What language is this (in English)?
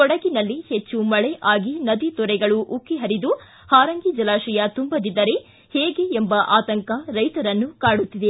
Kannada